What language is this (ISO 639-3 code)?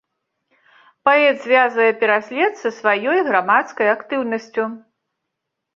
bel